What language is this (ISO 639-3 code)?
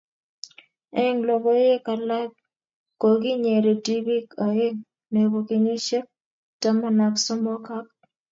kln